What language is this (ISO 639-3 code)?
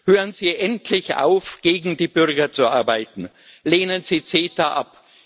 deu